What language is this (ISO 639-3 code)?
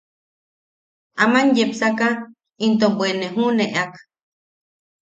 yaq